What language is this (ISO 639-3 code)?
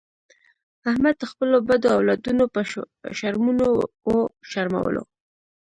pus